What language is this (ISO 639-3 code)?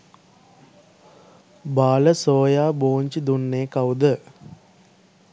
sin